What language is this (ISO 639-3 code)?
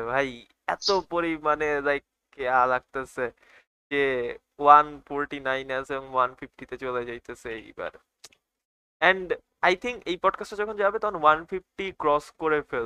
ben